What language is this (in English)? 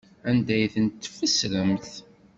Kabyle